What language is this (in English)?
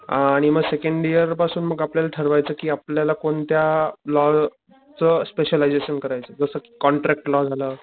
Marathi